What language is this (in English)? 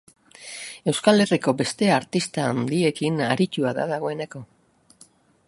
Basque